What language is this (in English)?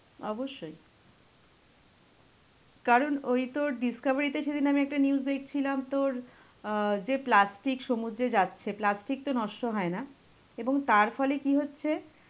Bangla